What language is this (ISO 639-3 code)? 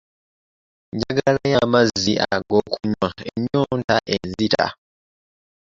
lug